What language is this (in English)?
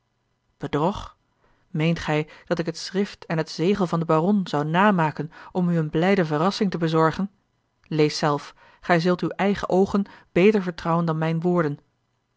Dutch